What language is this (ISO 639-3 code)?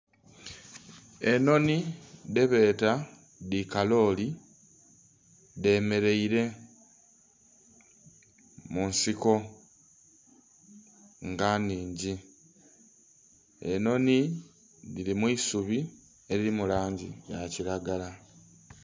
xog